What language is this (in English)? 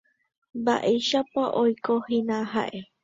Guarani